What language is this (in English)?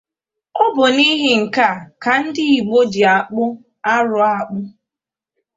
Igbo